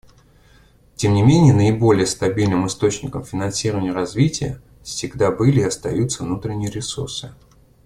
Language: Russian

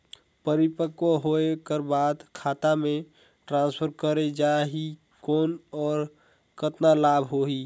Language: Chhattisgarhi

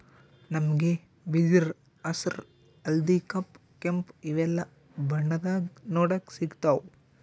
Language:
Kannada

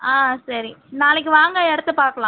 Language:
Tamil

